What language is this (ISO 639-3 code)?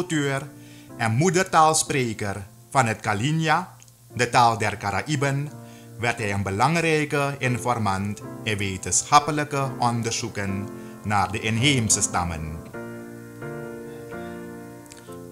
nld